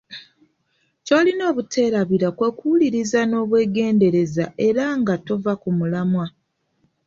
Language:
Ganda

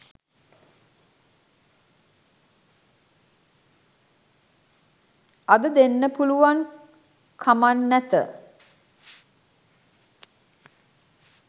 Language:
Sinhala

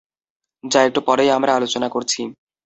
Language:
Bangla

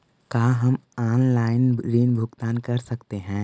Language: Magahi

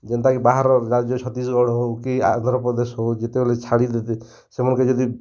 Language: Odia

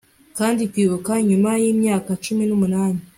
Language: Kinyarwanda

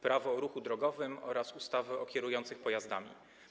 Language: Polish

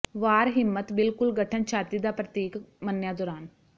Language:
Punjabi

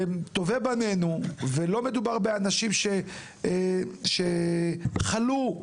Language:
Hebrew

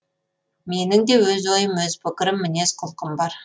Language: Kazakh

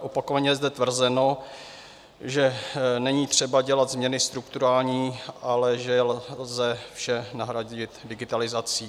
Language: Czech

